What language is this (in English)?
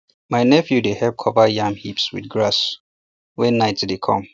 Nigerian Pidgin